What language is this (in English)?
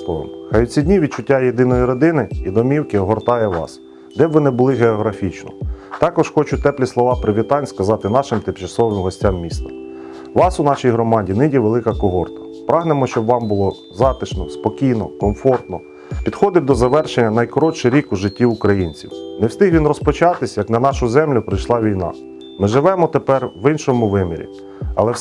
Ukrainian